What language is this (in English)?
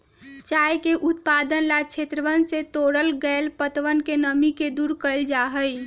Magahi